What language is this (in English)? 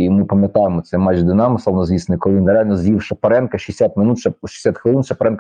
Ukrainian